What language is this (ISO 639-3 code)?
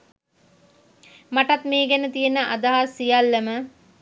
sin